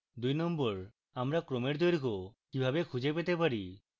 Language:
Bangla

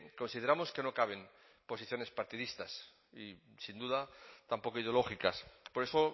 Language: Spanish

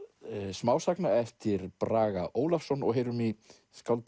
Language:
Icelandic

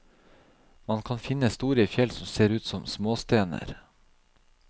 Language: Norwegian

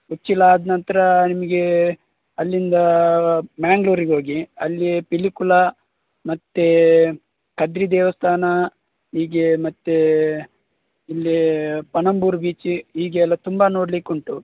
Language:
Kannada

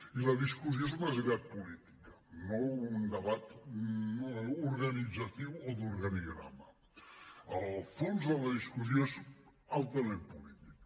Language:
Catalan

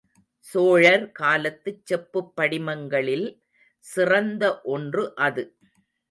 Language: Tamil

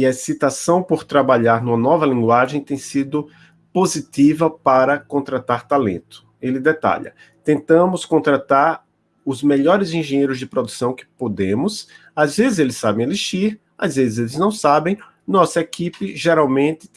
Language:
Portuguese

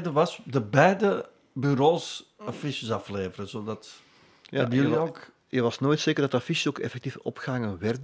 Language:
Dutch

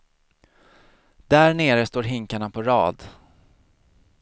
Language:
Swedish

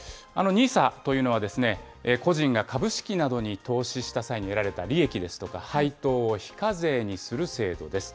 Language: Japanese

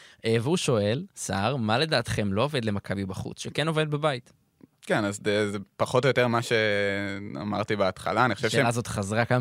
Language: Hebrew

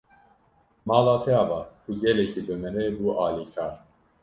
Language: Kurdish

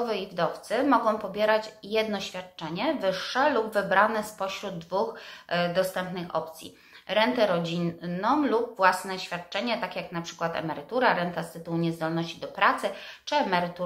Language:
Polish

